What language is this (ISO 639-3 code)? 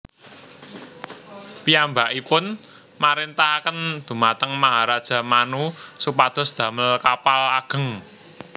jav